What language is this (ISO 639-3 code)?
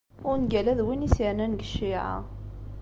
kab